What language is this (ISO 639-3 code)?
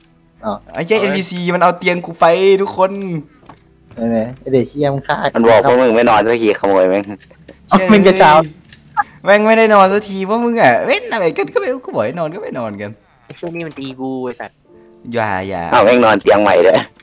tha